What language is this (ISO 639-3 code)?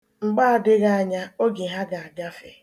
ibo